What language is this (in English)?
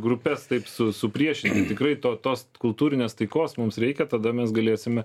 Lithuanian